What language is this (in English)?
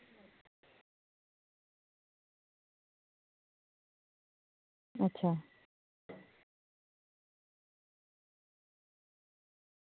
Dogri